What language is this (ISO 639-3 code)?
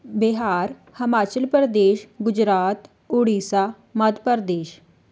pan